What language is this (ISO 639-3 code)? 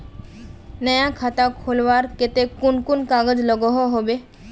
mag